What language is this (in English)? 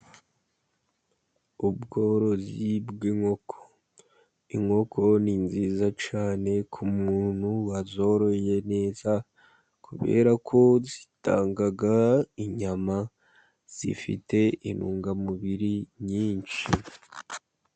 Kinyarwanda